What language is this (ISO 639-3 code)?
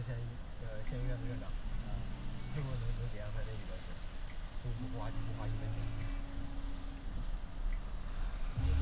zho